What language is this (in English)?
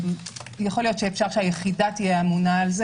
Hebrew